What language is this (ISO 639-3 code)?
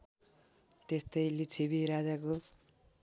nep